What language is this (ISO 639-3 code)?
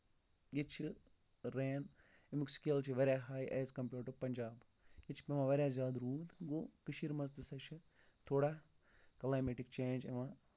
kas